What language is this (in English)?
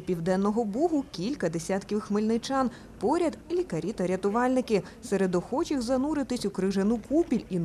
Ukrainian